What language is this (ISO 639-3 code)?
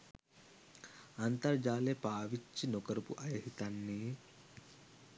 sin